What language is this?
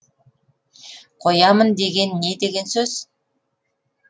Kazakh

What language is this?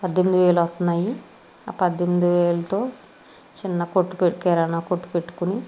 Telugu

